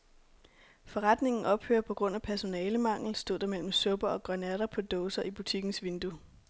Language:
Danish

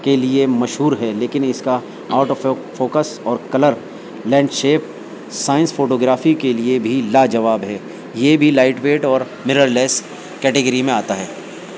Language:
Urdu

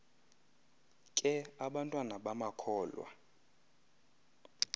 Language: Xhosa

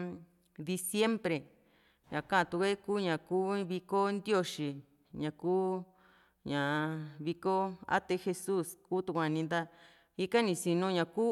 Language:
Juxtlahuaca Mixtec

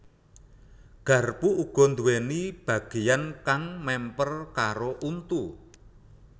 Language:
Javanese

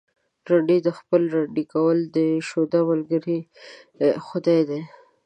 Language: Pashto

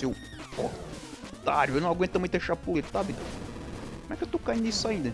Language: Portuguese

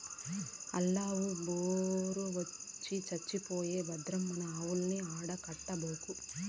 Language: Telugu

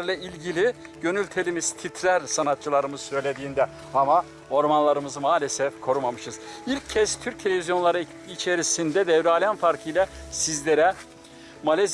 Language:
Turkish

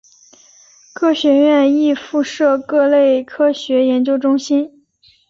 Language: Chinese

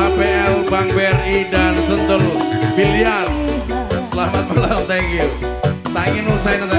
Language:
Indonesian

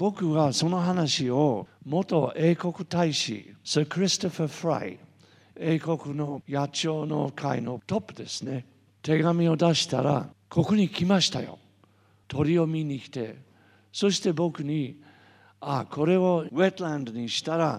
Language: Japanese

